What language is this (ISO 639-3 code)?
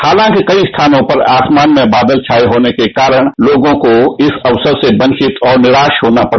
hin